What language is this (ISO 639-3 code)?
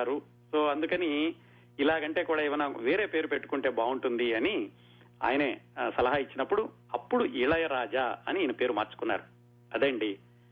tel